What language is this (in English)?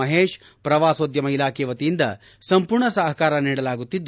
Kannada